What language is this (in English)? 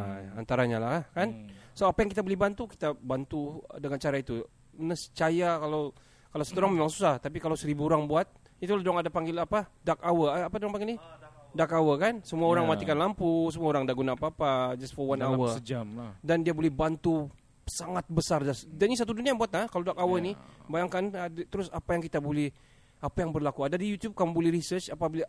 Malay